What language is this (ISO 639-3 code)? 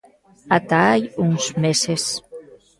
glg